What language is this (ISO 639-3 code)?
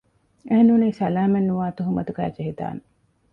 div